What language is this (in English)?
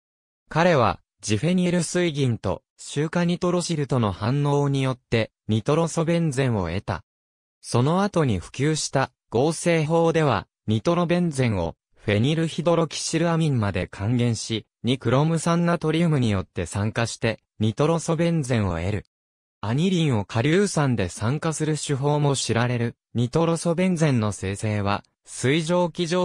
Japanese